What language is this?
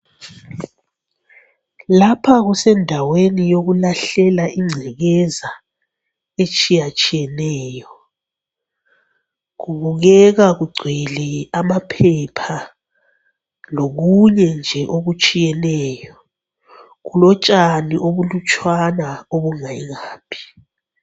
North Ndebele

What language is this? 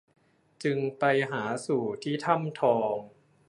Thai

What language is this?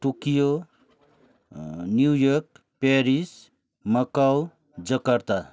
Nepali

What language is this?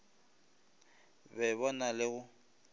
Northern Sotho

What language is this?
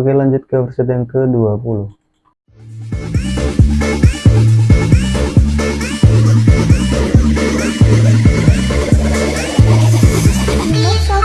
Indonesian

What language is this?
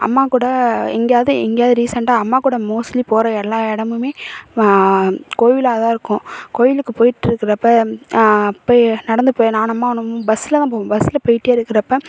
Tamil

